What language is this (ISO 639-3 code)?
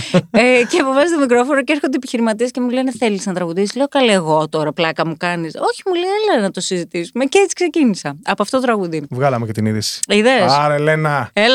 ell